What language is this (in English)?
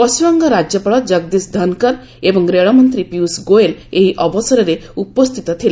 Odia